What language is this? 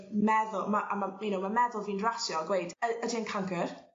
Welsh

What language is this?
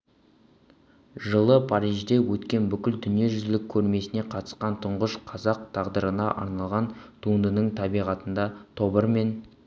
Kazakh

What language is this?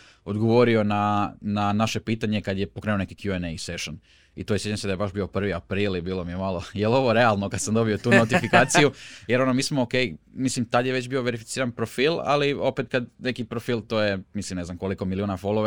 Croatian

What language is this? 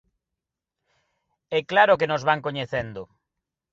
Galician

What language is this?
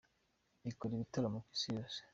Kinyarwanda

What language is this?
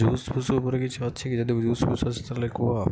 Odia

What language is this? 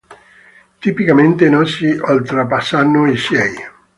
Italian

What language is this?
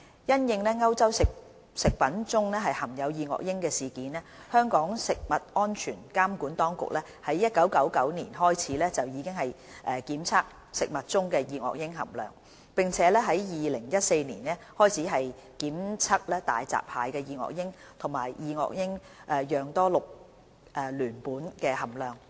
Cantonese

